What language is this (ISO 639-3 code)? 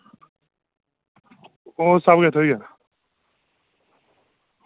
doi